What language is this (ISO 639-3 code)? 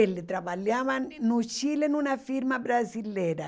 por